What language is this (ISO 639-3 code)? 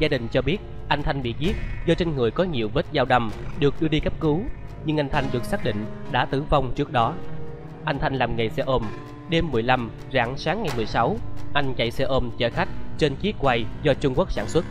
vie